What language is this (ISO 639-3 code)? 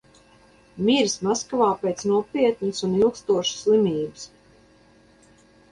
lav